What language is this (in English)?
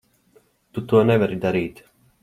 Latvian